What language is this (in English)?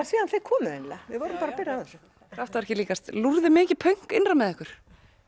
Icelandic